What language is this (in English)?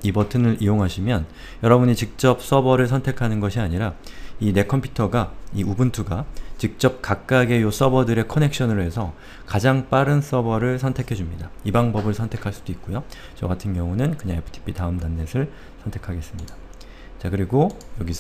Korean